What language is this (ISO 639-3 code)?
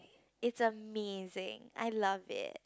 eng